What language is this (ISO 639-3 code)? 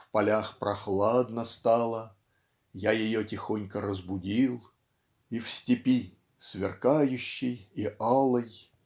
rus